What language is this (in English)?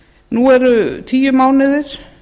Icelandic